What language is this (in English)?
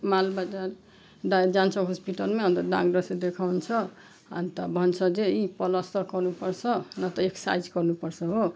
Nepali